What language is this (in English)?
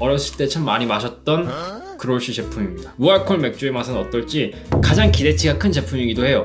Korean